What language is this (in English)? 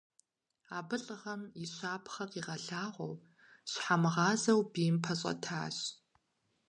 Kabardian